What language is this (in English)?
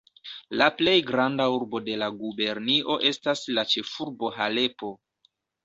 Esperanto